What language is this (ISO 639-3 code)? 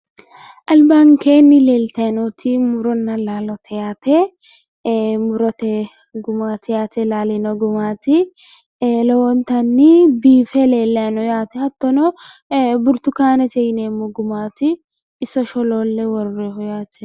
sid